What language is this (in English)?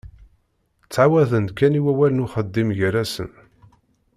Kabyle